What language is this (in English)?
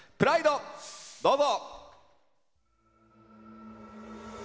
Japanese